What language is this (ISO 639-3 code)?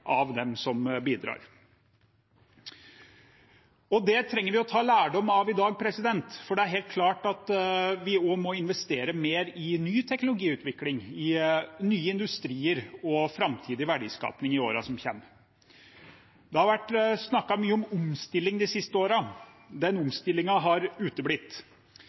nob